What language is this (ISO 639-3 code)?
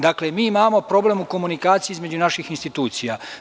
srp